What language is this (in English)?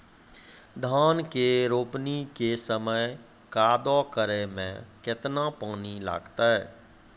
Maithili